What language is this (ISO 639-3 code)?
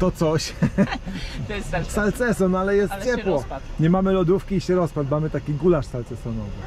pol